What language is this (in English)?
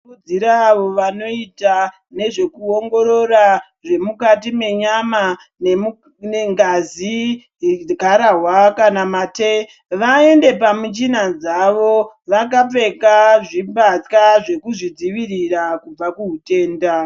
Ndau